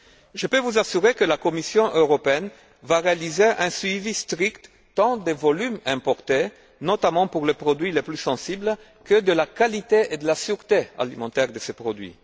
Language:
French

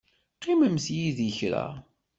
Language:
Kabyle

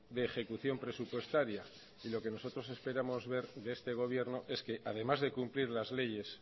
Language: Spanish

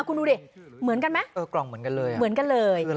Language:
Thai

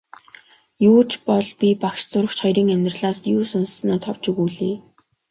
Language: Mongolian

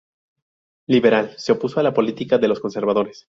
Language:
Spanish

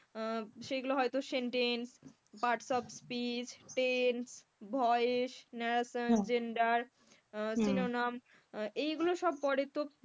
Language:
Bangla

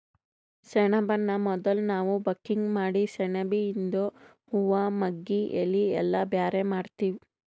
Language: Kannada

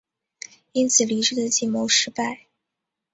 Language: Chinese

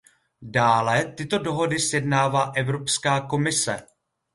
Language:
Czech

